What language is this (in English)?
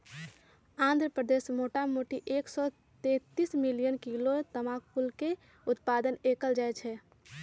Magahi